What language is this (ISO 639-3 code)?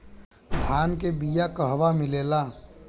bho